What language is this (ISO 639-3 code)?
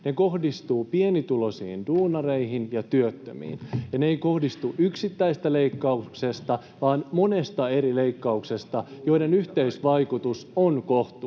fin